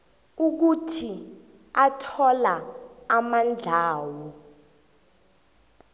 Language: South Ndebele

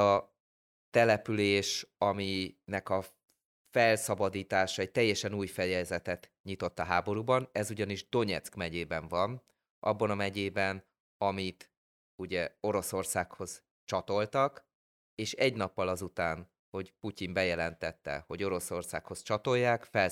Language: Hungarian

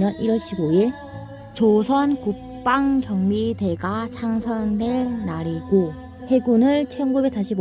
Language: Korean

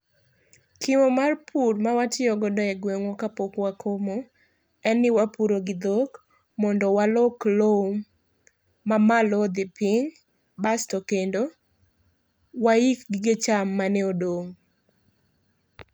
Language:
Luo (Kenya and Tanzania)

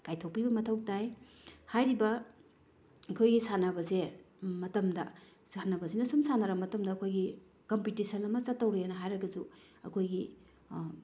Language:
Manipuri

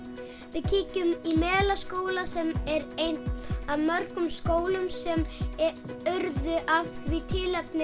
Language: Icelandic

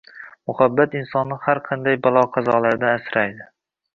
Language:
Uzbek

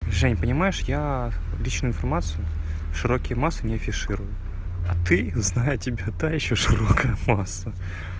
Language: Russian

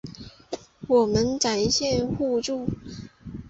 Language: Chinese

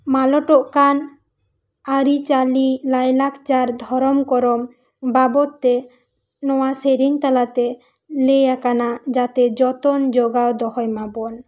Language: Santali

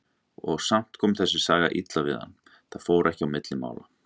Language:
Icelandic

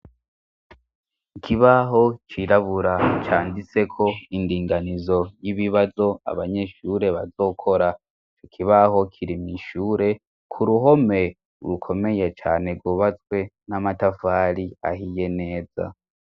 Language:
Rundi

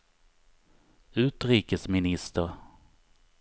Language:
Swedish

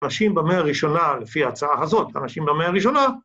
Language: Hebrew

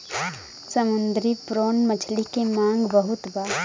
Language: Bhojpuri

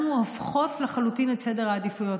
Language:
Hebrew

